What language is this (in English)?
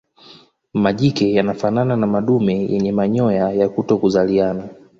Swahili